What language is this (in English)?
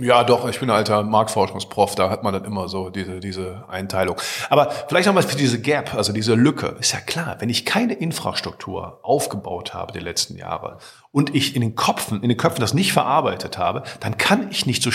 German